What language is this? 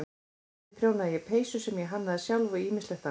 Icelandic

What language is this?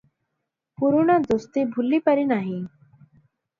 Odia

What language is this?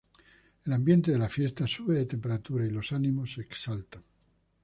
Spanish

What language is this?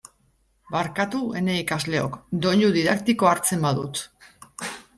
Basque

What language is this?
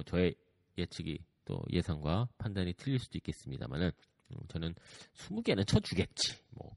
Korean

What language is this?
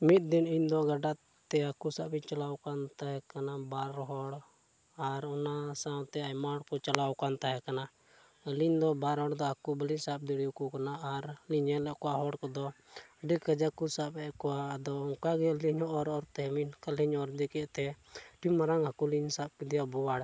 Santali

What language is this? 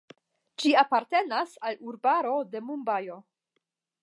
Esperanto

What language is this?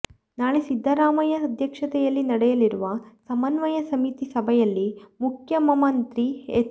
Kannada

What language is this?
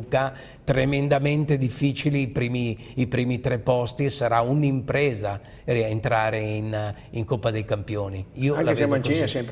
Italian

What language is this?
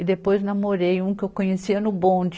Portuguese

